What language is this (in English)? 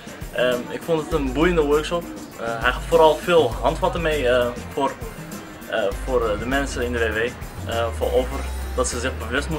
Dutch